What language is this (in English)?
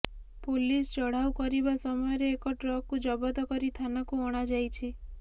Odia